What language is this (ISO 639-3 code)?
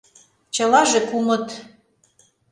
chm